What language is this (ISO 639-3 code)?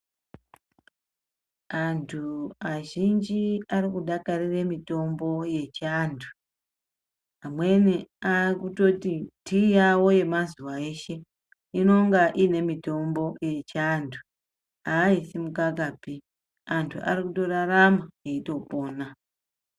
ndc